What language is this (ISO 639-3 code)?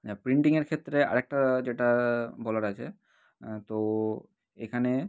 ben